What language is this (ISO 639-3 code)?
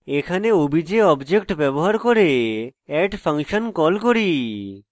ben